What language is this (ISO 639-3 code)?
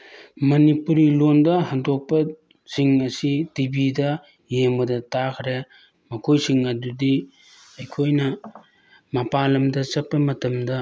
mni